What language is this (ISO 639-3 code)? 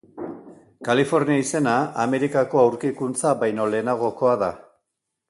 eus